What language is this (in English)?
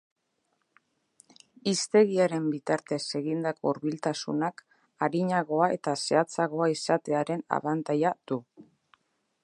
Basque